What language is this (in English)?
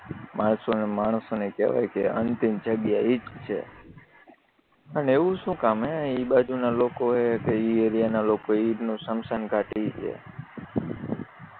Gujarati